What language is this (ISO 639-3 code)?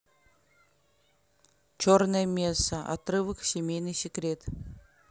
rus